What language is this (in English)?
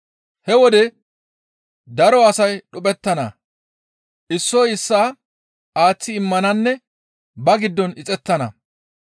Gamo